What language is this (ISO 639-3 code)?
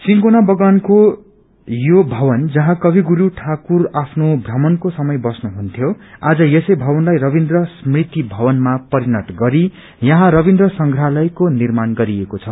nep